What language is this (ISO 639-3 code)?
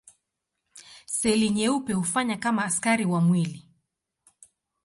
swa